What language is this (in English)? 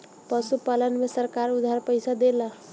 Bhojpuri